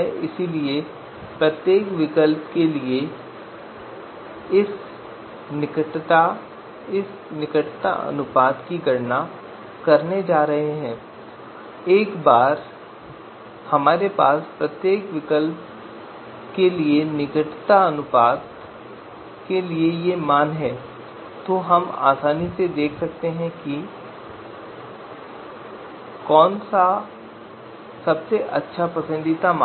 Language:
Hindi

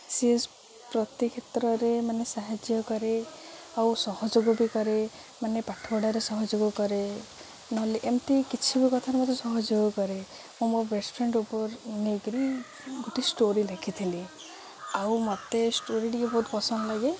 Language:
Odia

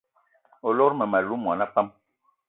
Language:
Eton (Cameroon)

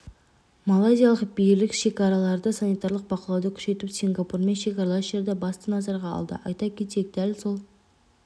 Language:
Kazakh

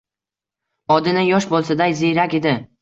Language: Uzbek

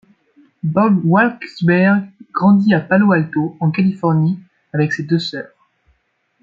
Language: French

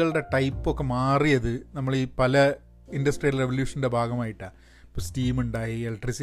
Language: Malayalam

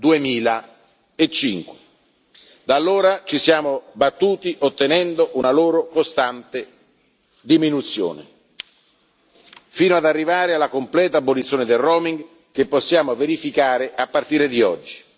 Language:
Italian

